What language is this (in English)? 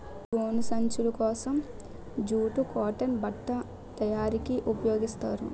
Telugu